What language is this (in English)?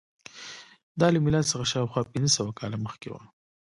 Pashto